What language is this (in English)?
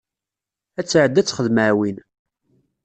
Kabyle